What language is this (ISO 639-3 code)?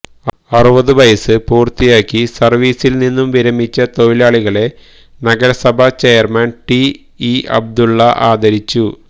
mal